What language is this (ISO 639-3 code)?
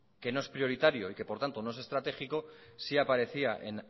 spa